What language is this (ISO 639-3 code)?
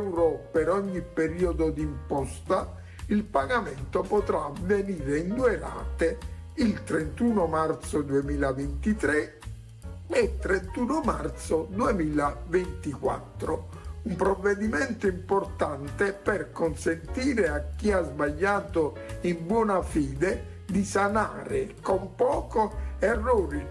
ita